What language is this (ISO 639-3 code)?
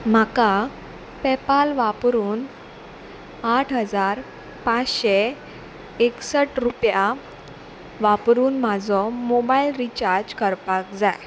kok